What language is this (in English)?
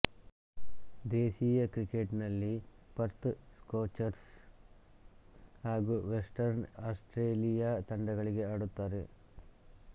Kannada